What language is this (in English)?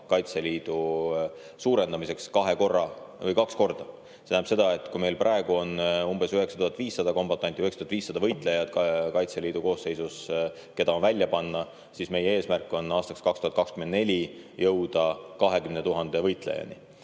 Estonian